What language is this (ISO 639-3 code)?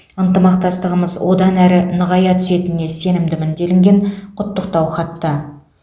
kaz